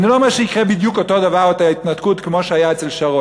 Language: Hebrew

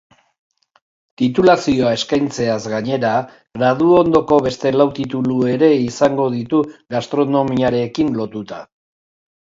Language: Basque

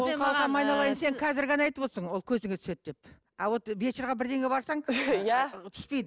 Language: Kazakh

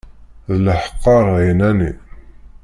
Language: Kabyle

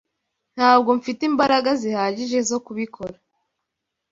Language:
Kinyarwanda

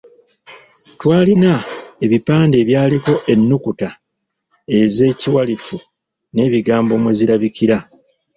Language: Ganda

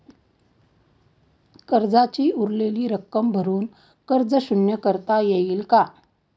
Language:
Marathi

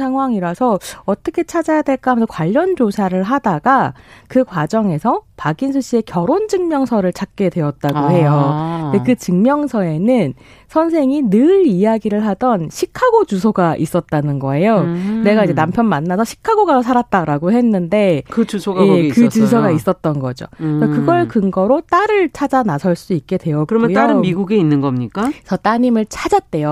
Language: Korean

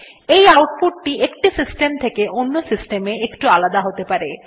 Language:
Bangla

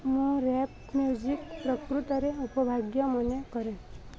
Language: Odia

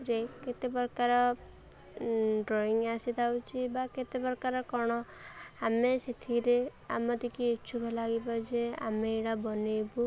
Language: Odia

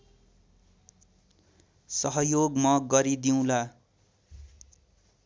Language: Nepali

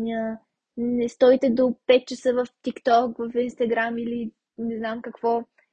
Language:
Bulgarian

